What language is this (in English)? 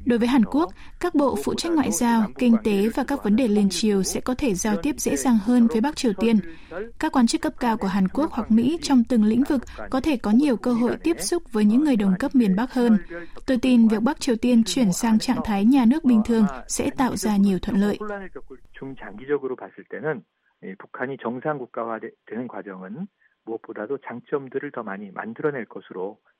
Vietnamese